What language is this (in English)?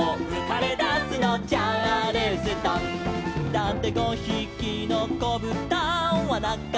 Japanese